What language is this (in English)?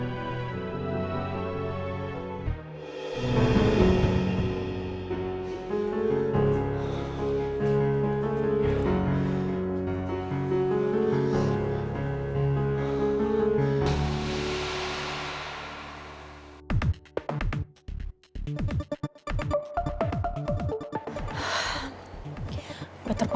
Indonesian